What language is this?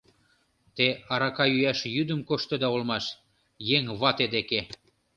Mari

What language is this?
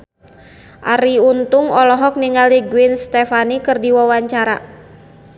Sundanese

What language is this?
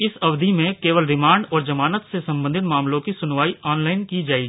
Hindi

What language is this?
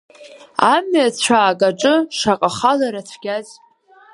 Abkhazian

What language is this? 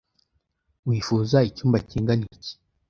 Kinyarwanda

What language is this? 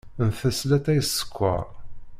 Kabyle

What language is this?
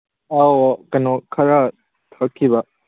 Manipuri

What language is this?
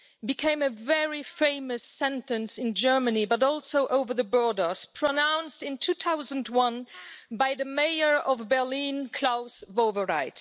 English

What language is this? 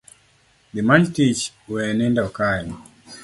Luo (Kenya and Tanzania)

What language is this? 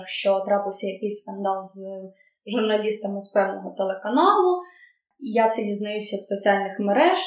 Ukrainian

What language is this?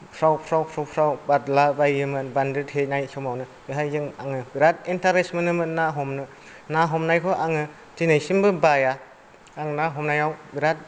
Bodo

